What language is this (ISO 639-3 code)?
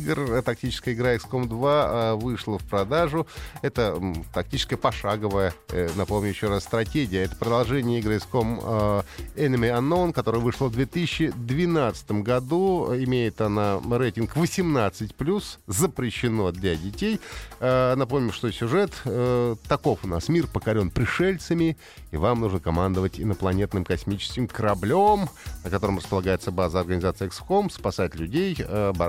rus